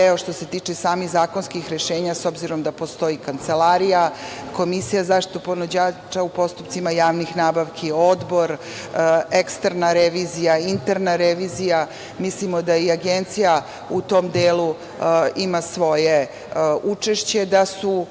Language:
Serbian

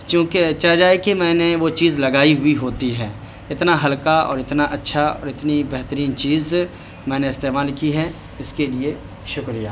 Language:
Urdu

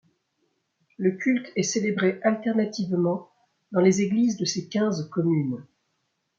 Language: French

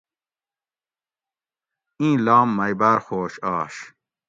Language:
Gawri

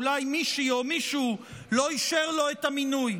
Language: Hebrew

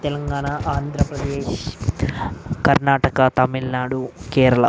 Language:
Telugu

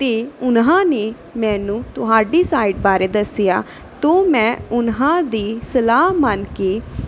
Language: Punjabi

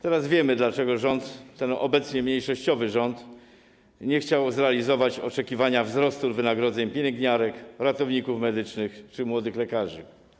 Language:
Polish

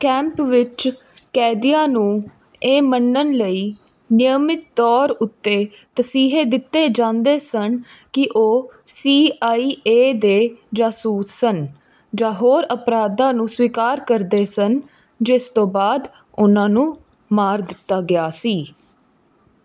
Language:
Punjabi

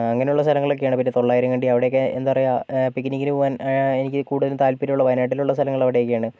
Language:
Malayalam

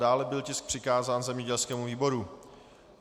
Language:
Czech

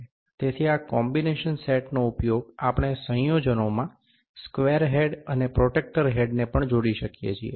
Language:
Gujarati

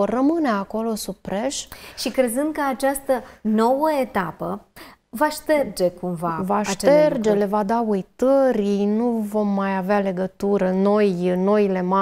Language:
Romanian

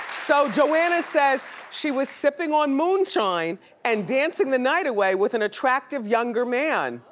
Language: English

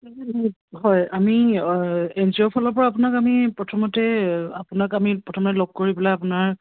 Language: Assamese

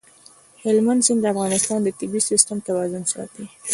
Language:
Pashto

